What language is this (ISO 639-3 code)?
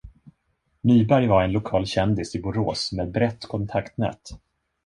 swe